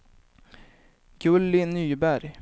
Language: Swedish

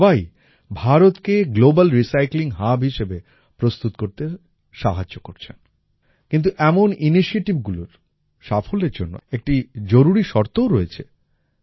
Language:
Bangla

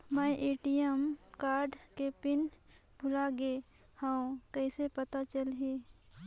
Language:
Chhattisgarhi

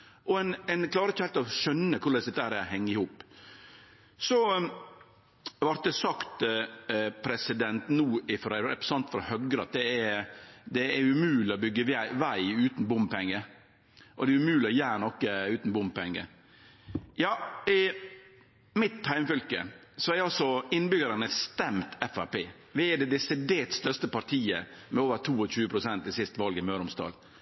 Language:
Norwegian Nynorsk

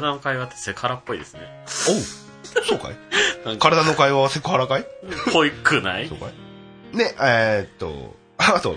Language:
Japanese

